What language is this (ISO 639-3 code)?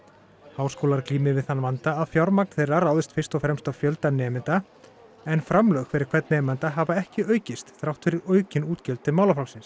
isl